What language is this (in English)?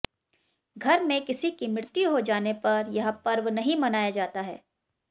Hindi